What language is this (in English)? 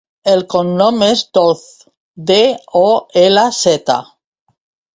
Catalan